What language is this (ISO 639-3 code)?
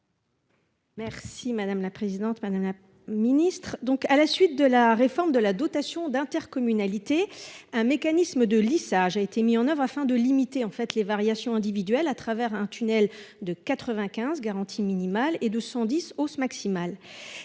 fra